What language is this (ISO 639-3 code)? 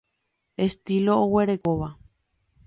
grn